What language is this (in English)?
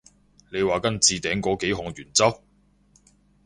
Cantonese